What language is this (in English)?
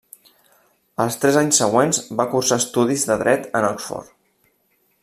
Catalan